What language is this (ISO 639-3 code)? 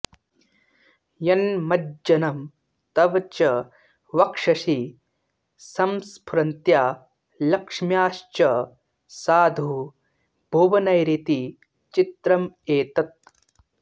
san